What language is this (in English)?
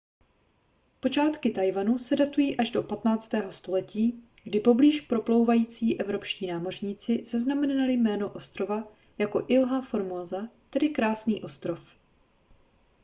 Czech